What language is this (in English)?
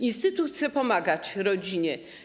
Polish